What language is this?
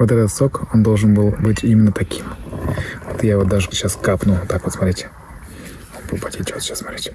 Russian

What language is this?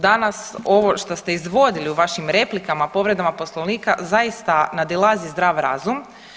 Croatian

